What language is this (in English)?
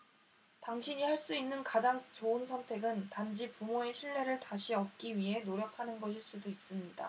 Korean